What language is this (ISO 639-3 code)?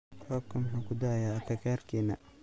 som